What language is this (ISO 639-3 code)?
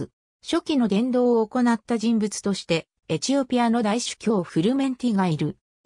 jpn